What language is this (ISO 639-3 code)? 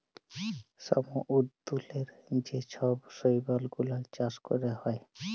ben